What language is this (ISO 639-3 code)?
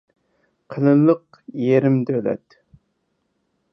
uig